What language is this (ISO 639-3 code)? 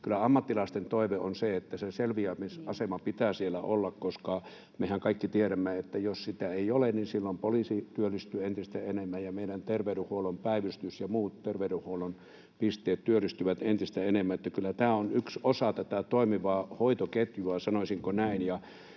fin